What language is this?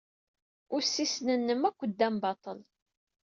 Kabyle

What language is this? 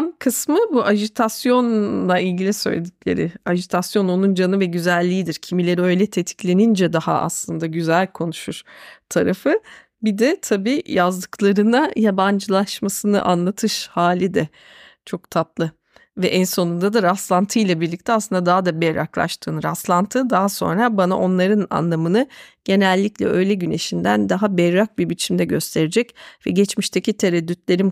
Turkish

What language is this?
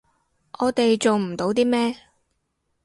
Cantonese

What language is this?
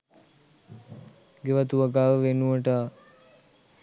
Sinhala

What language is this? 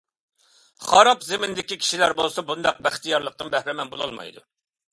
Uyghur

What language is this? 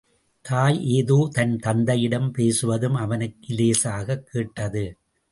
Tamil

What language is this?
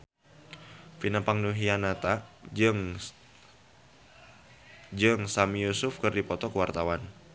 Sundanese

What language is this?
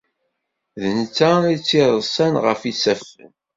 Kabyle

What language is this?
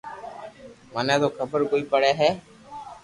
Loarki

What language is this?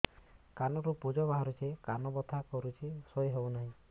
Odia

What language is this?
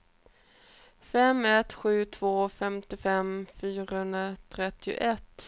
Swedish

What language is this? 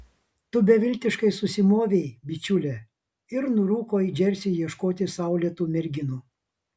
Lithuanian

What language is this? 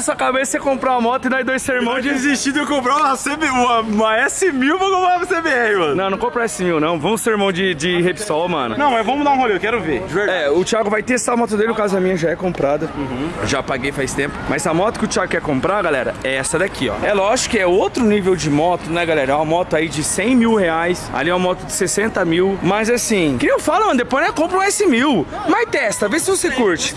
Portuguese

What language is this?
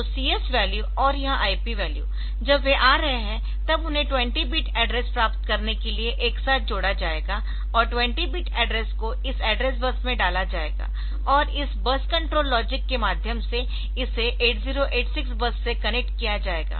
Hindi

